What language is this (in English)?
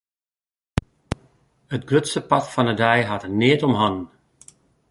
Western Frisian